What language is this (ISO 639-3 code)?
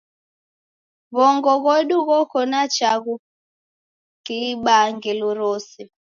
dav